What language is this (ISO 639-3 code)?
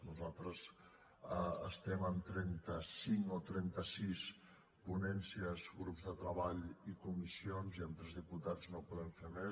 cat